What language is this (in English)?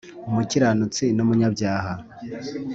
Kinyarwanda